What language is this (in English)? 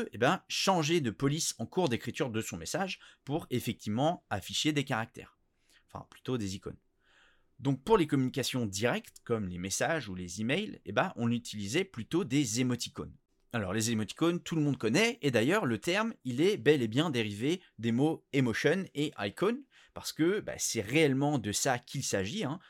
French